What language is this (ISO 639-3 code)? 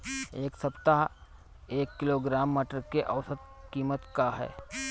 bho